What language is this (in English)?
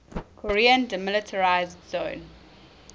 English